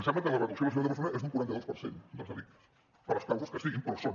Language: Catalan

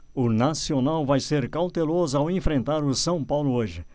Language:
Portuguese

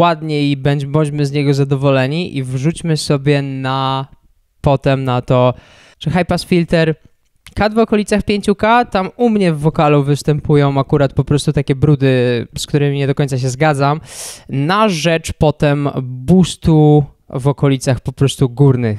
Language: Polish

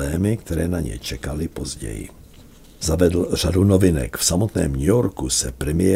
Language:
Czech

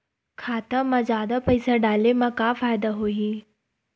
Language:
Chhattisgarhi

